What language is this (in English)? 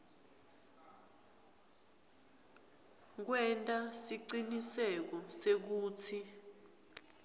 Swati